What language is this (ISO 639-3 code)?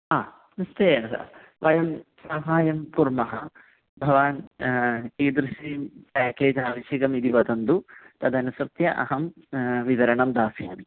san